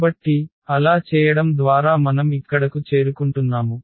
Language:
Telugu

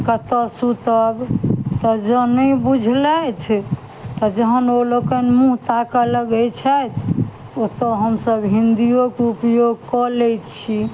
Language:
Maithili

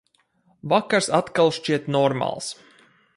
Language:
Latvian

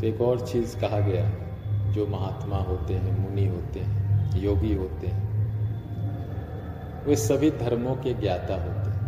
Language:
Hindi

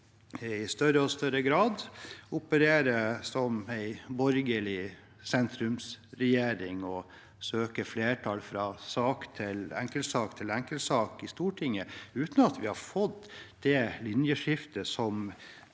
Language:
Norwegian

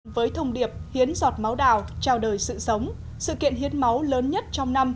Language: Vietnamese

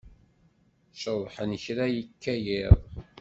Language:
Kabyle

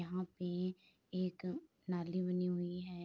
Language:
Hindi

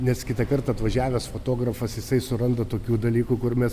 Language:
Lithuanian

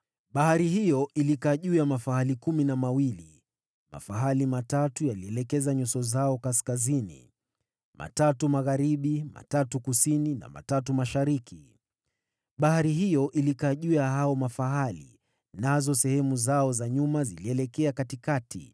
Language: Swahili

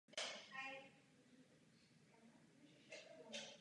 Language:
Czech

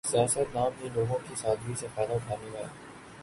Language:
Urdu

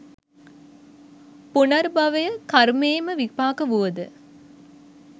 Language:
Sinhala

